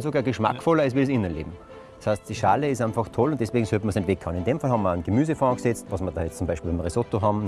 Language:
German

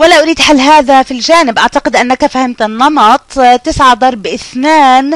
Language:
Arabic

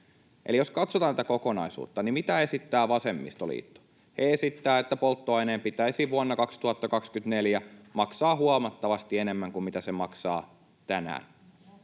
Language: Finnish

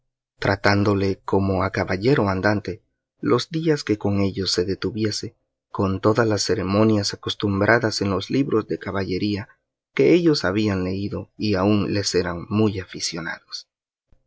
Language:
Spanish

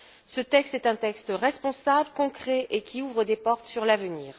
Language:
French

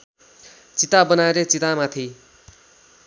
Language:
Nepali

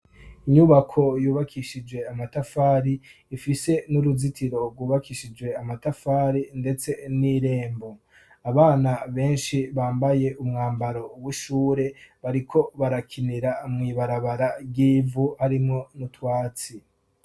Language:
Rundi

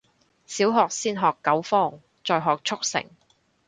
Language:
Cantonese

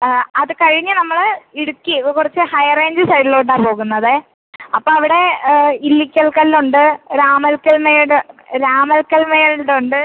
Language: Malayalam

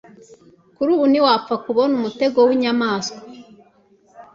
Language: Kinyarwanda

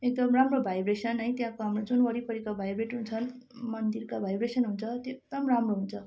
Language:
Nepali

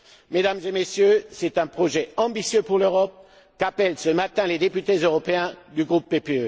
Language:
French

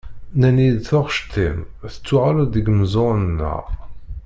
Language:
Kabyle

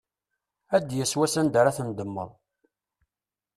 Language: Kabyle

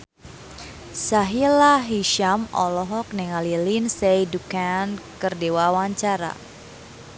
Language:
Sundanese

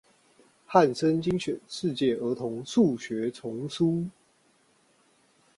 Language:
Chinese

